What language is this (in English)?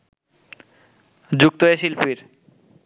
Bangla